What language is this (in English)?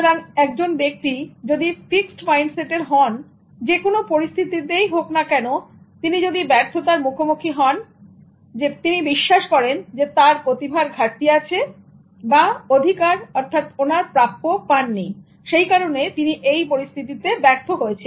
Bangla